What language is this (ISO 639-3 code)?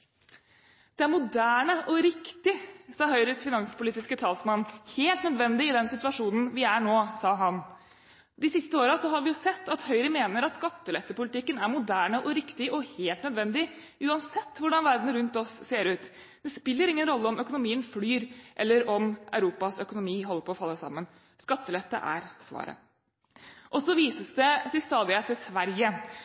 nob